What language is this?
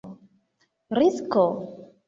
Esperanto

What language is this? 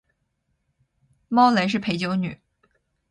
Chinese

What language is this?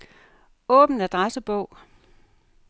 Danish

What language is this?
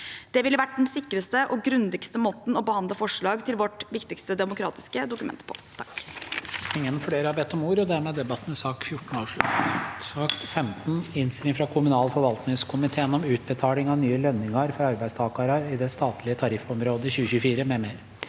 Norwegian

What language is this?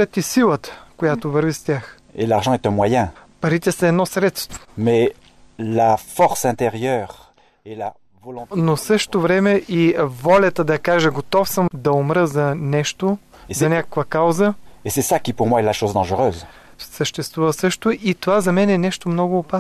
Bulgarian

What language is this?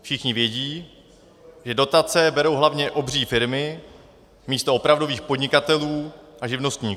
Czech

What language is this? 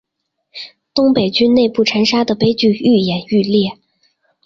Chinese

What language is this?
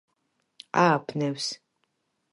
Georgian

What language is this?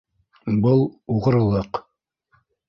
Bashkir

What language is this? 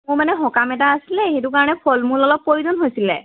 Assamese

